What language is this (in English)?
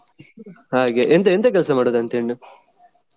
Kannada